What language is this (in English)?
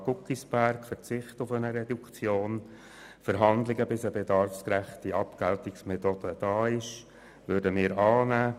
Swiss German